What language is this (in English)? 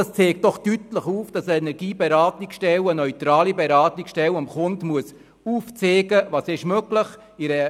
Swiss German